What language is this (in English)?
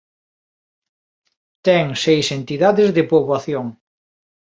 Galician